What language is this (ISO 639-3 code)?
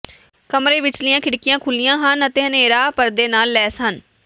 pan